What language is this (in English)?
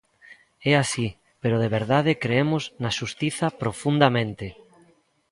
Galician